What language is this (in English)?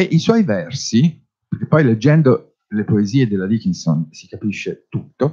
Italian